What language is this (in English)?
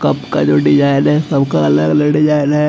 Hindi